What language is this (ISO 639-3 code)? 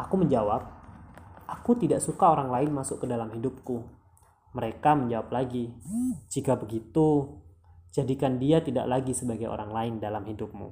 ind